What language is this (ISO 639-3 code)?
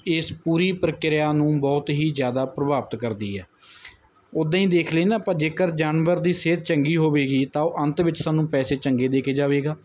pan